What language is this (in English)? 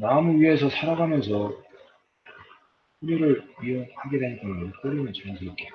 Korean